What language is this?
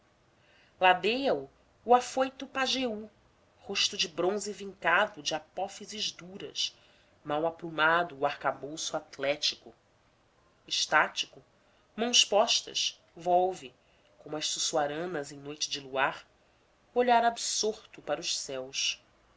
Portuguese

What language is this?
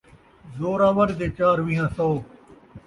Saraiki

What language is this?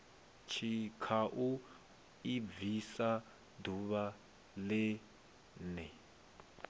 Venda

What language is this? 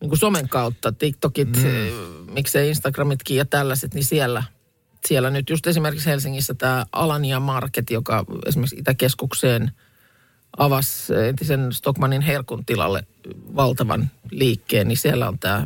Finnish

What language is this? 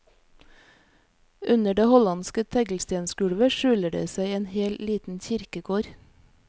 Norwegian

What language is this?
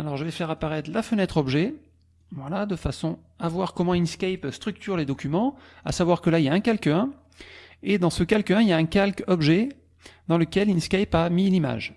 French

